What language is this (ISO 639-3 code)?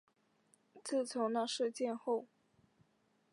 zho